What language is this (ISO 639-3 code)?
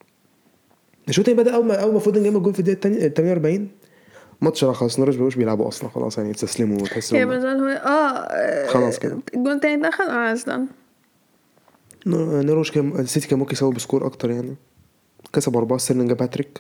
ara